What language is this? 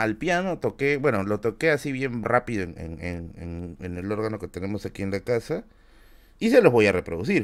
Spanish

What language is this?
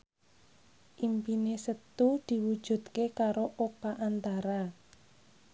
Javanese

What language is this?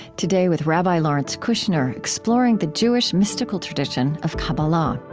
English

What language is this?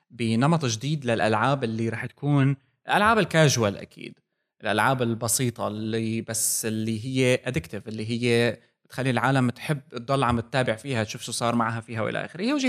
Arabic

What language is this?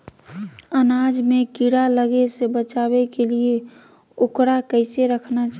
Magahi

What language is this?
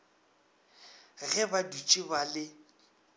Northern Sotho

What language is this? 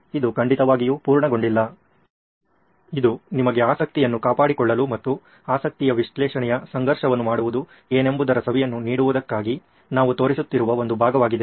Kannada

